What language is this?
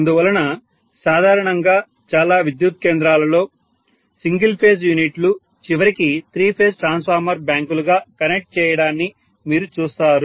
Telugu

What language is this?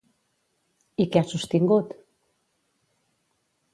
Catalan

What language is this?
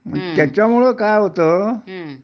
Marathi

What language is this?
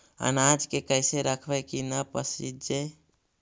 Magahi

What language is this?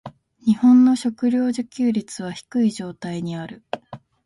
Japanese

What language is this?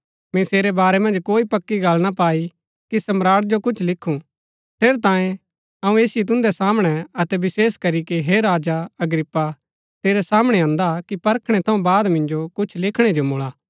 Gaddi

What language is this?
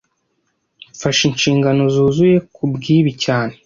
Kinyarwanda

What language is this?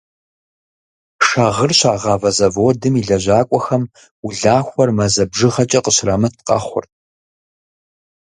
Kabardian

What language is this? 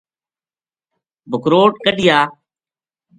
Gujari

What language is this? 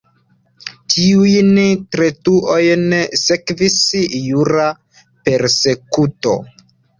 Esperanto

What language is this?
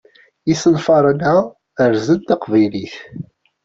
Kabyle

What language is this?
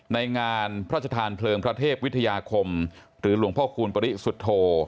Thai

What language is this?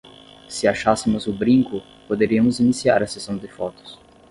Portuguese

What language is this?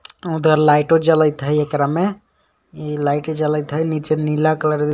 Magahi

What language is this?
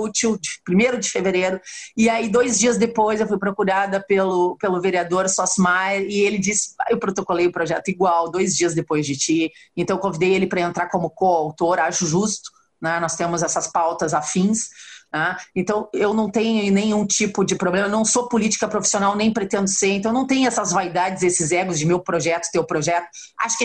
Portuguese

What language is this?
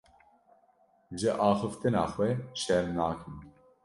Kurdish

